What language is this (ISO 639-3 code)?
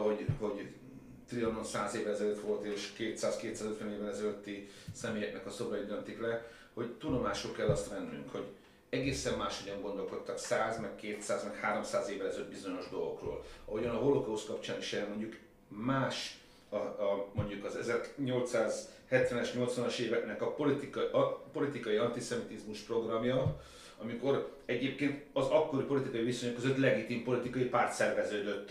hun